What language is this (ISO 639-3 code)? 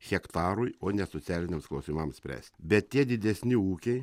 lit